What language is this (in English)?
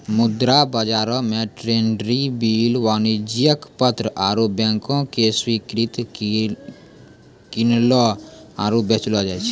Maithili